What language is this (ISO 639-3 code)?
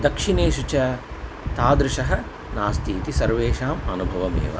san